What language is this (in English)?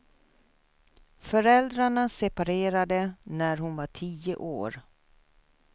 Swedish